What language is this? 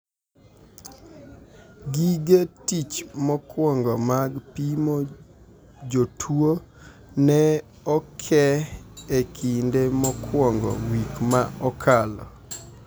Luo (Kenya and Tanzania)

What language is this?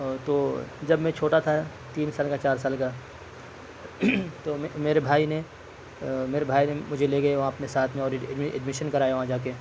Urdu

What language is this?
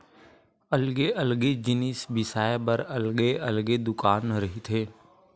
Chhattisgarhi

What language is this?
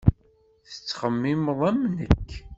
Kabyle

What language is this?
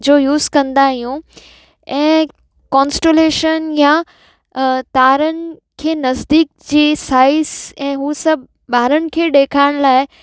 Sindhi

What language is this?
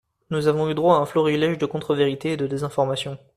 French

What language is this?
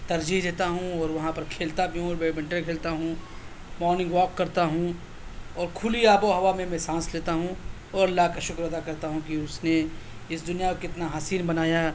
Urdu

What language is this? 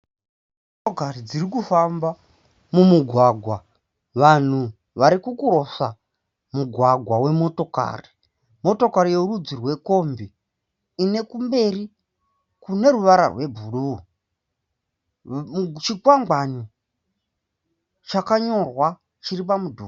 Shona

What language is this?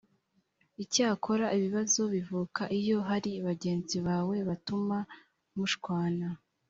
Kinyarwanda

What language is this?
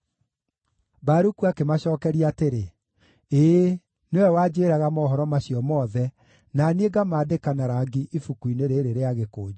Kikuyu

